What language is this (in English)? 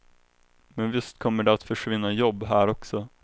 Swedish